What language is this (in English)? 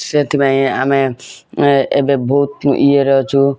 Odia